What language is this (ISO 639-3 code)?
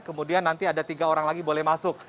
ind